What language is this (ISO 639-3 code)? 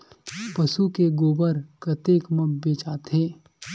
hne